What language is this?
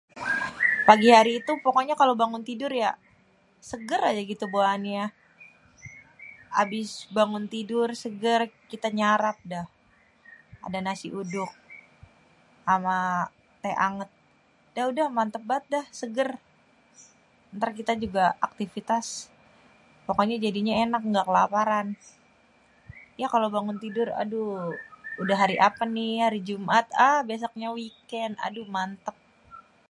Betawi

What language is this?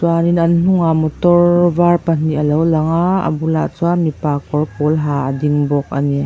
Mizo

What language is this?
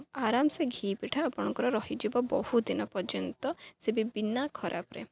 Odia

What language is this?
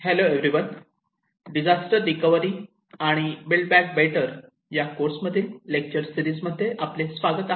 Marathi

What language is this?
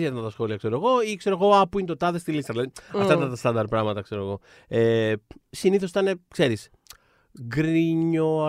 Greek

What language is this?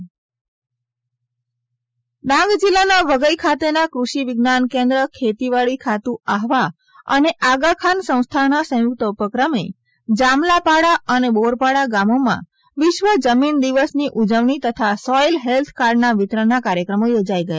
Gujarati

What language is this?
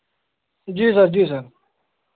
Hindi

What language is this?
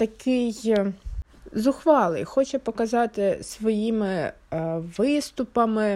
Ukrainian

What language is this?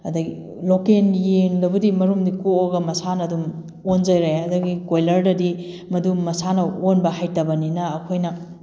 Manipuri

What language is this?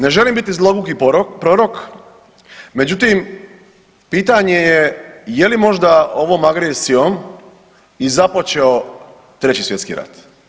Croatian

